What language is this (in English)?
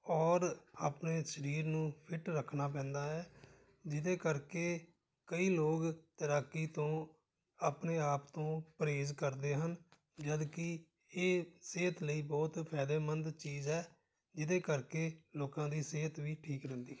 Punjabi